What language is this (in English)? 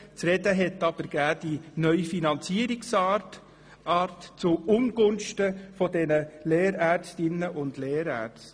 Swiss German